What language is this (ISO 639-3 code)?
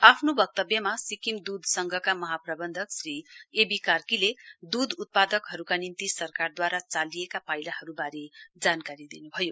nep